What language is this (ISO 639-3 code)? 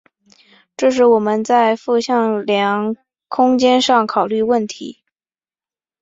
zho